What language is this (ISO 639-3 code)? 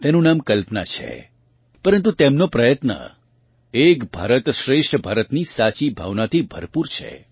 guj